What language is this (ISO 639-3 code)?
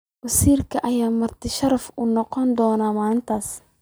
som